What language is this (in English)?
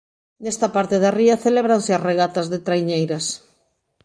Galician